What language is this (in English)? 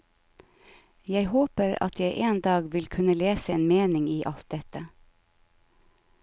Norwegian